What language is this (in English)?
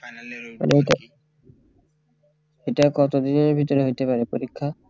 Bangla